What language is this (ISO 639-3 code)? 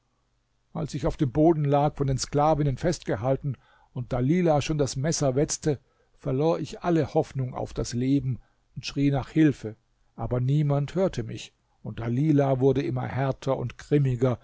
deu